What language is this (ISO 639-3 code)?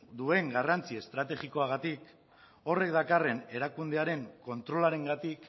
eus